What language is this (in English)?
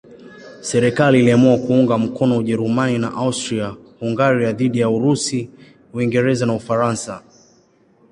Swahili